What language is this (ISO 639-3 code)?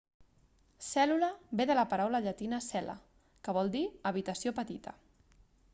cat